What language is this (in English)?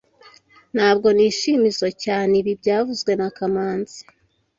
Kinyarwanda